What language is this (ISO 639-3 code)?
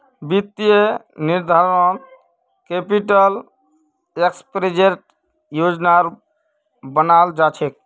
mag